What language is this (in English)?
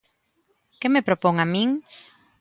Galician